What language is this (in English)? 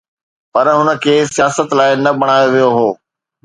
Sindhi